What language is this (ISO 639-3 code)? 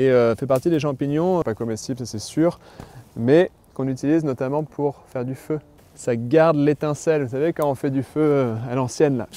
fra